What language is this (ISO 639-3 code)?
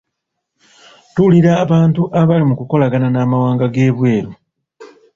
lug